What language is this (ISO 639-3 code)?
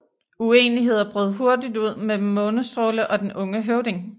dan